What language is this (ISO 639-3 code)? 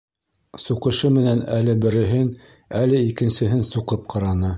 bak